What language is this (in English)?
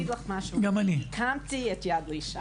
Hebrew